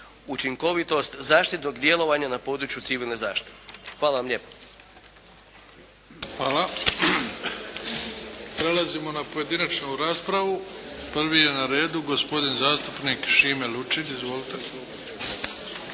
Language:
Croatian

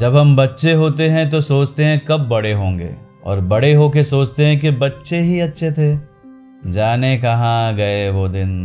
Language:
Hindi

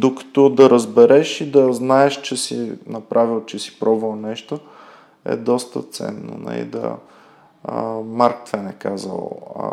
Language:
Bulgarian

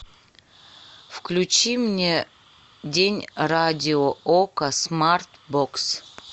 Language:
Russian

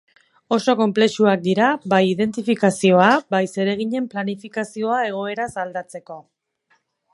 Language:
Basque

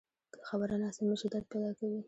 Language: Pashto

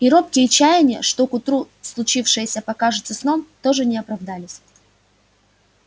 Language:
Russian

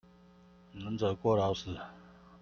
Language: Chinese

